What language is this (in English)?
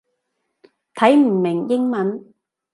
Cantonese